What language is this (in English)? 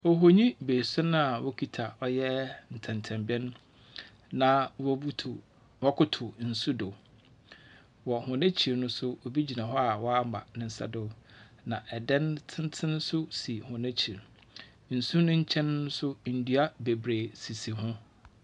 Akan